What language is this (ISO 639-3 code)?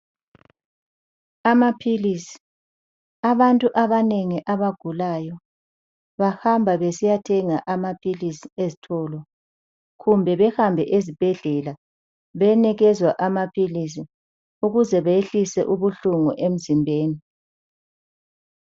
nde